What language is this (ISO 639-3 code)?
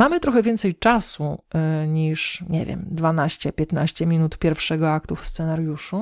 pol